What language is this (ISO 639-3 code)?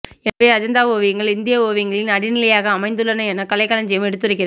tam